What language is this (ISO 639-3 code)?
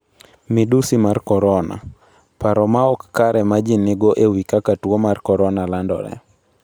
luo